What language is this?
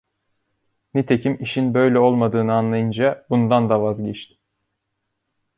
Turkish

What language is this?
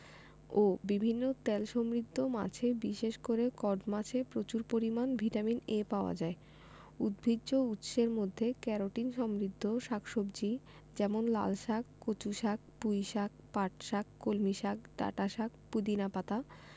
Bangla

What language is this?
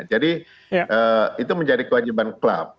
Indonesian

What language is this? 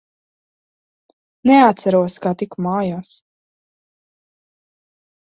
Latvian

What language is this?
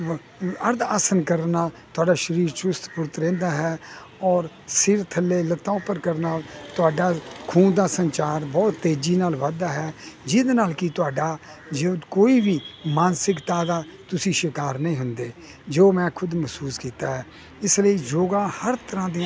Punjabi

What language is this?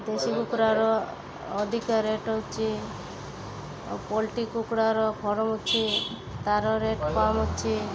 Odia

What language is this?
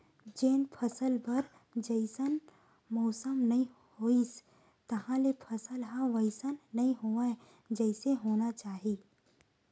Chhattisgarhi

